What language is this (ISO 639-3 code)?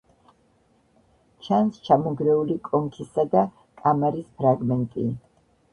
kat